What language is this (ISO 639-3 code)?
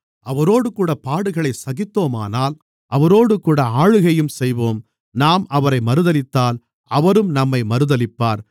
tam